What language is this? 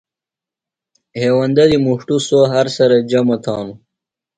Phalura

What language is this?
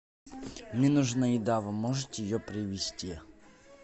Russian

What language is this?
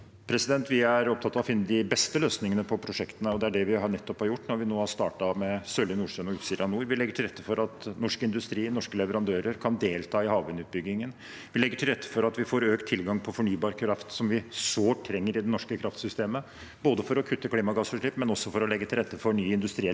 Norwegian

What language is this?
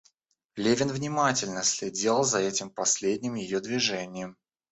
Russian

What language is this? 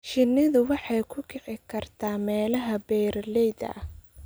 Somali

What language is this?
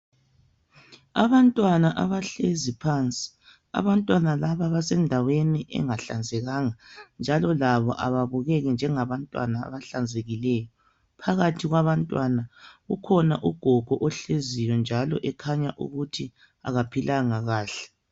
North Ndebele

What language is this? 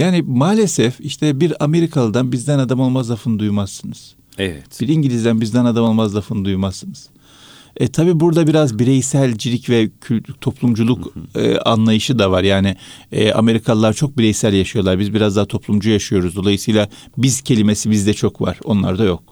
Turkish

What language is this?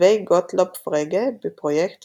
Hebrew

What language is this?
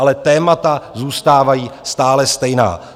Czech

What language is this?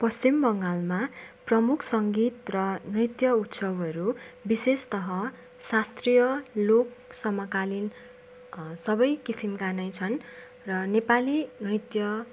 Nepali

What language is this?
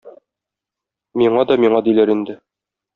Tatar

